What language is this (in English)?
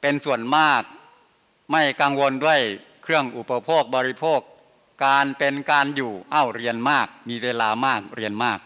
Thai